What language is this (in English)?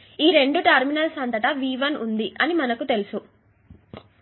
Telugu